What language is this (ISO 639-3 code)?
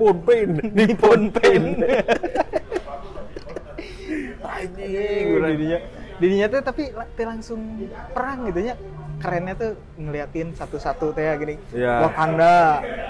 ind